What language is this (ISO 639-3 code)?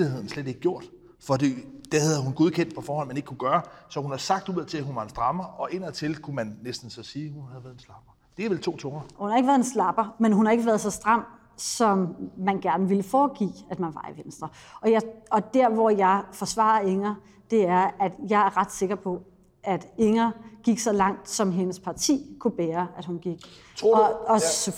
dan